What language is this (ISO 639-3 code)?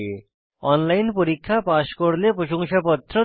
ben